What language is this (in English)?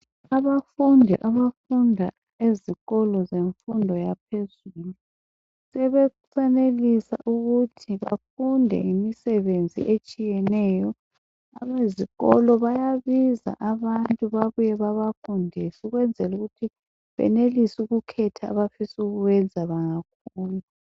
North Ndebele